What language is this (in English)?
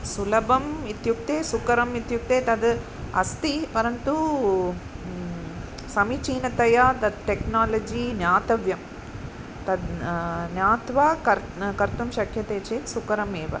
Sanskrit